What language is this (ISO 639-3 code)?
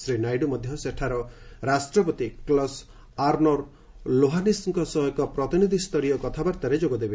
ori